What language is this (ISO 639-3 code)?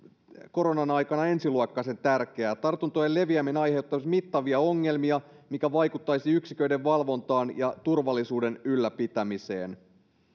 fin